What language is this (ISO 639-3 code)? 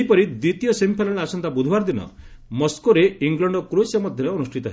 ori